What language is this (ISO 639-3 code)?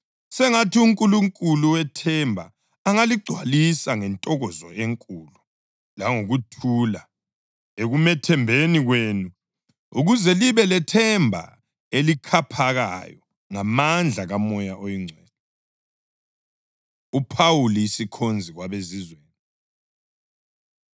nde